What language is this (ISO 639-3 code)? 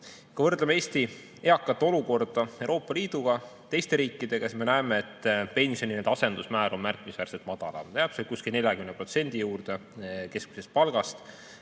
est